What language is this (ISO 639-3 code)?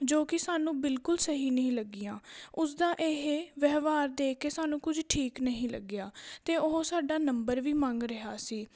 pan